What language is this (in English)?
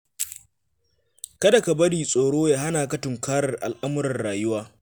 Hausa